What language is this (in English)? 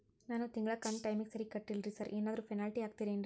Kannada